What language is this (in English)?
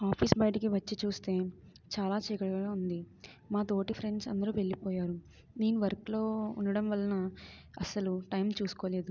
Telugu